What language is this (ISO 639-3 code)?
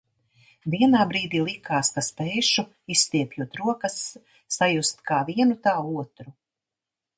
lav